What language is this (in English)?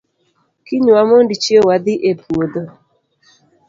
Luo (Kenya and Tanzania)